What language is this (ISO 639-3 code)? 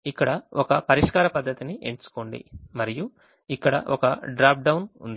tel